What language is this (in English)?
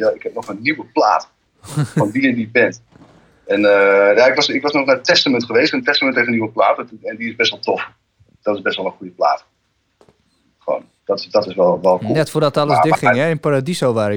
Dutch